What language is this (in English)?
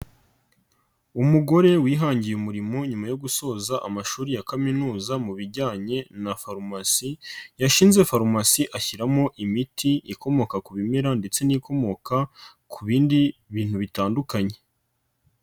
Kinyarwanda